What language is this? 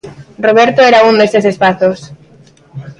Galician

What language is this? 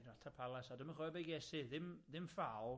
Welsh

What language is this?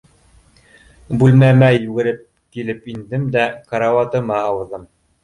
Bashkir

